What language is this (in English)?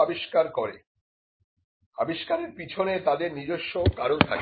Bangla